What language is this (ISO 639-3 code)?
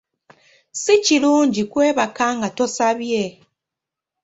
lug